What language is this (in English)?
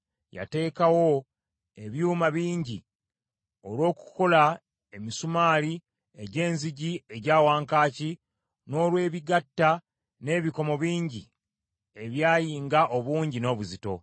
Ganda